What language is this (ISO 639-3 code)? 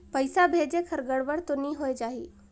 hne